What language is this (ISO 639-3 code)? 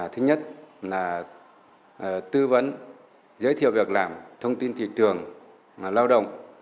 vie